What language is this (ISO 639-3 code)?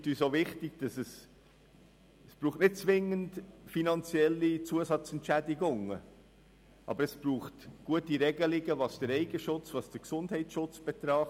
gsw